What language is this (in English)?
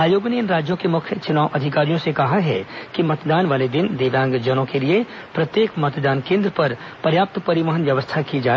Hindi